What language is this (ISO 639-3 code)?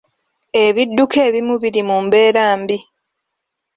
lug